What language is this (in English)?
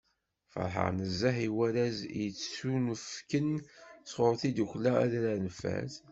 Kabyle